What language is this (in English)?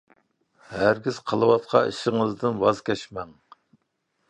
Uyghur